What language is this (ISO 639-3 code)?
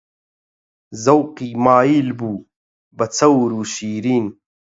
ckb